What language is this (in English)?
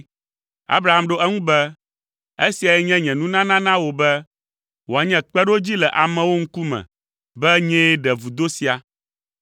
Ewe